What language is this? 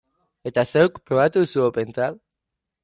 Basque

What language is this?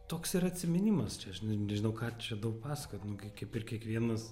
Lithuanian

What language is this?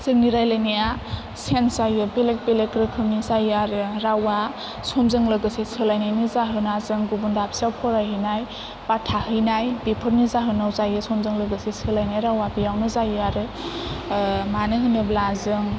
Bodo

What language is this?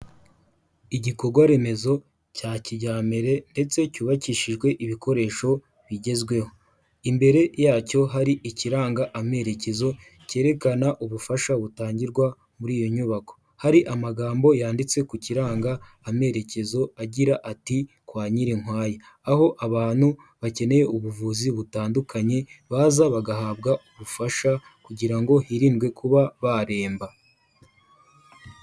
Kinyarwanda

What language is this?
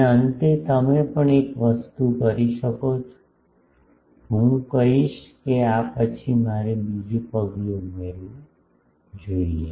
Gujarati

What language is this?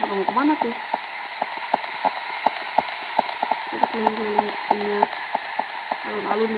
Indonesian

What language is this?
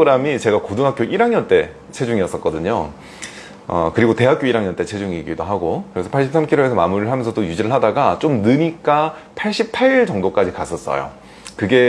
Korean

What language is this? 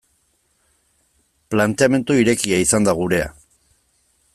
Basque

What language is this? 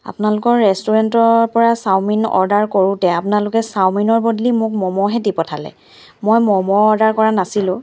Assamese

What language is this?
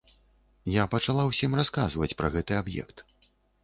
Belarusian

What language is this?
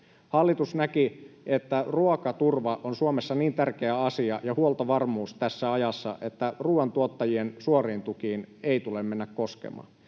Finnish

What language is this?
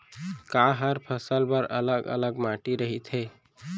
Chhattisgarhi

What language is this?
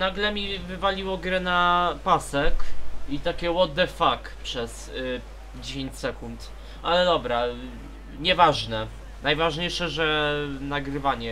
Polish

